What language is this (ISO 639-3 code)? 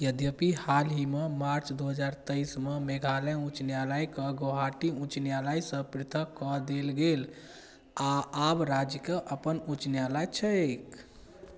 mai